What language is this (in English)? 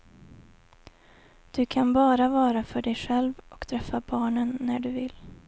Swedish